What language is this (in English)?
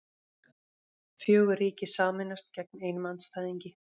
Icelandic